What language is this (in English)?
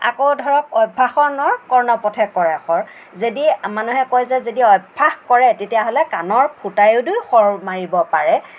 Assamese